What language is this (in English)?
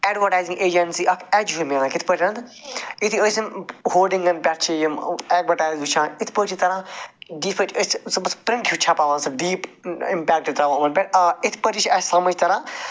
Kashmiri